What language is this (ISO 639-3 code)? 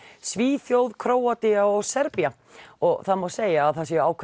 isl